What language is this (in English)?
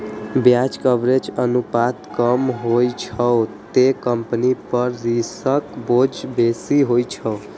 Maithili